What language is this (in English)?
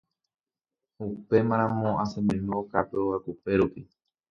Guarani